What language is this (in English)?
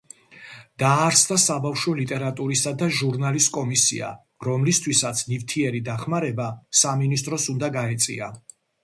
Georgian